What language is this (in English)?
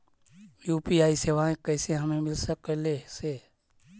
Magahi